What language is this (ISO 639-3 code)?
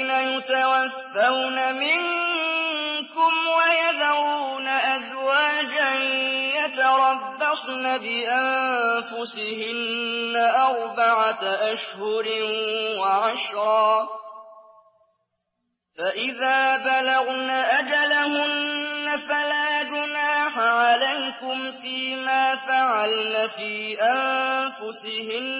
ara